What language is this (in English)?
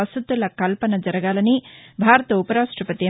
Telugu